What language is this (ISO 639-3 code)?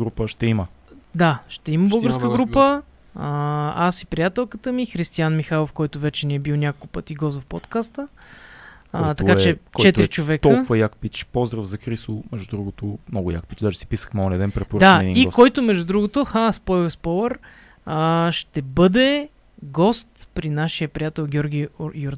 bul